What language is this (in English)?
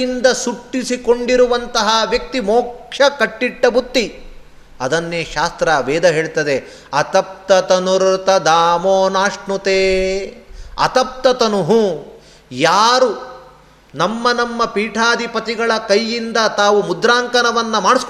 Kannada